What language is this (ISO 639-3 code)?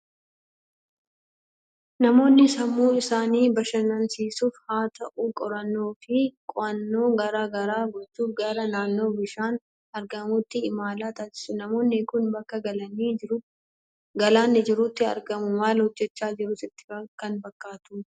orm